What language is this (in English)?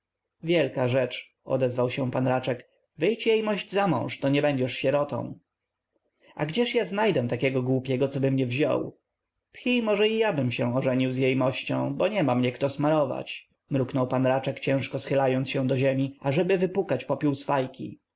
Polish